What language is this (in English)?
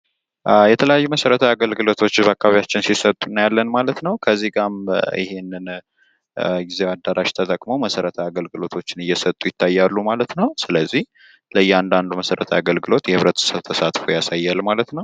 Amharic